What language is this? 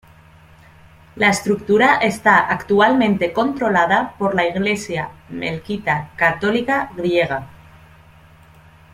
Spanish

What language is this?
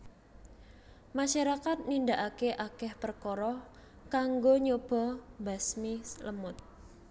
Javanese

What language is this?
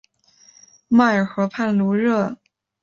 Chinese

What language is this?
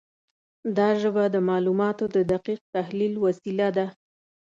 Pashto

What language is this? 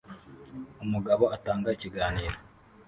Kinyarwanda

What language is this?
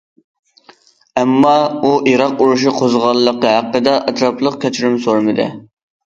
Uyghur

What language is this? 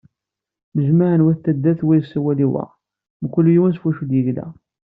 Kabyle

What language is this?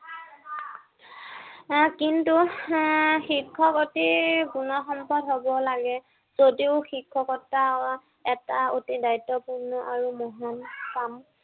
Assamese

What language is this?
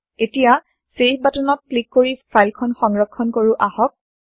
Assamese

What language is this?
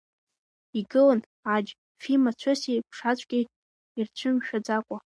Abkhazian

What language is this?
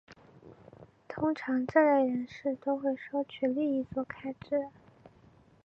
Chinese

